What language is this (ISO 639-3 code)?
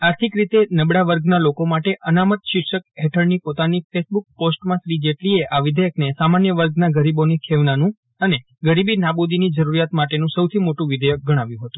guj